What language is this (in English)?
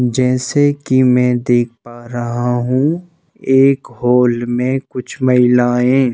Hindi